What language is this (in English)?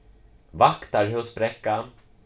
Faroese